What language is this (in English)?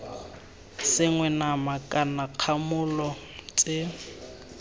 Tswana